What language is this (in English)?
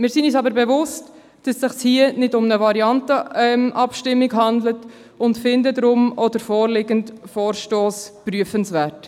Swiss German